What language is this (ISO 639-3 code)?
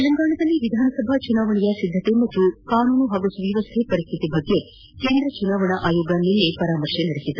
kan